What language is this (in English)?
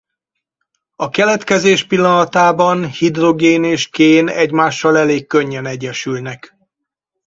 Hungarian